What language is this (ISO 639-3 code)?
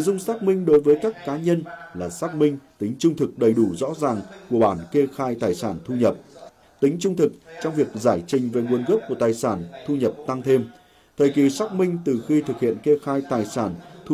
vie